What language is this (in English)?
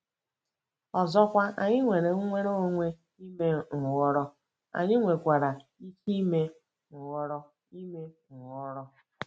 Igbo